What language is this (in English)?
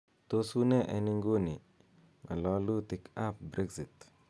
Kalenjin